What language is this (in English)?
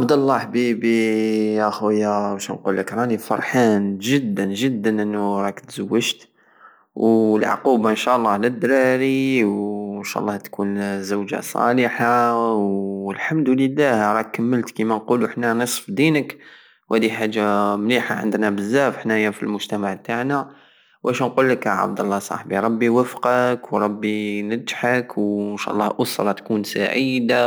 Algerian Saharan Arabic